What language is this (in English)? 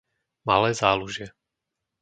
Slovak